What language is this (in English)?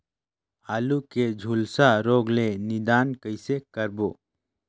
Chhattisgarhi